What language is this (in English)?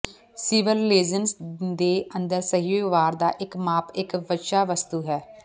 Punjabi